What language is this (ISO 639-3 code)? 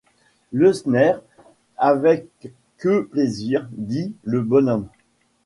fra